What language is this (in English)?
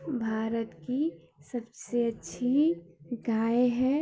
Hindi